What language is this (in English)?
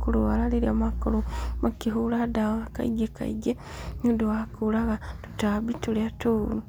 Kikuyu